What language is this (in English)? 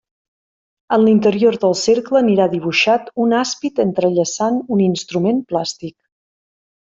Catalan